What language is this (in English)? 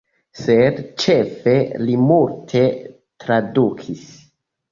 Esperanto